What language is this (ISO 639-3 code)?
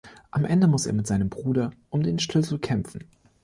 deu